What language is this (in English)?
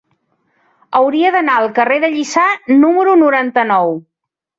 Catalan